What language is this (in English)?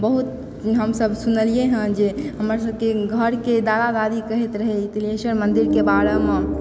Maithili